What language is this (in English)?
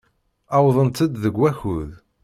Kabyle